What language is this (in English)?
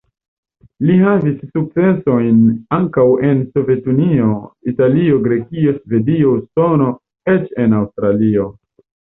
Esperanto